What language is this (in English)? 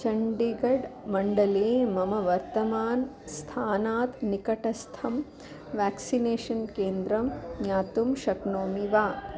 Sanskrit